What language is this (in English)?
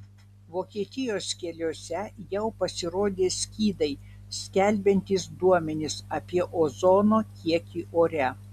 Lithuanian